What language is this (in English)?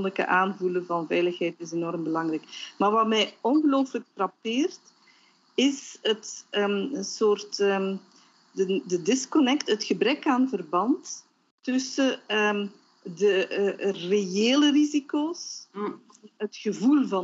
Dutch